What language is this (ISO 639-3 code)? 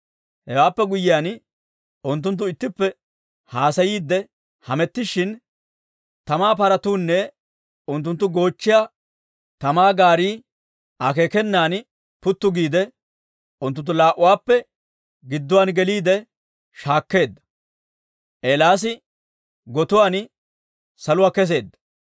dwr